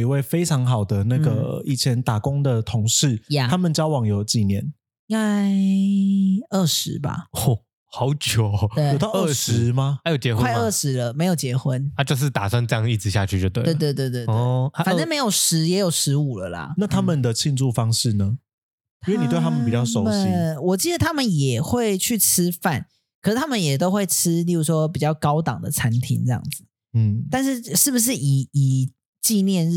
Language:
Chinese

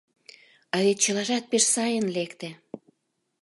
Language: Mari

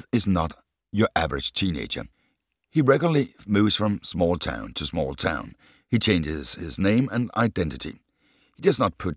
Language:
Danish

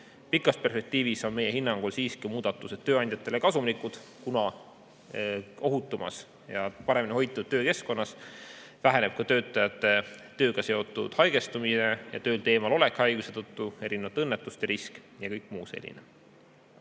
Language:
Estonian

